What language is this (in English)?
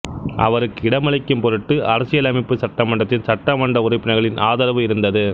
Tamil